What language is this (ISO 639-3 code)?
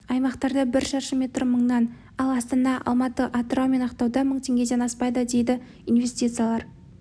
kaz